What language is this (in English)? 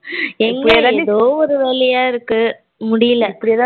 Tamil